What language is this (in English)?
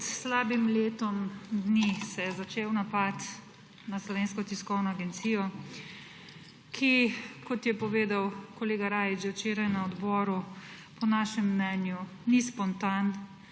Slovenian